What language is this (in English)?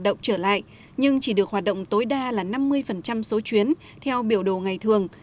Vietnamese